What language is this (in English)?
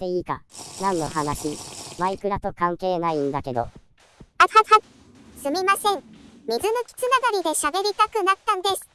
Japanese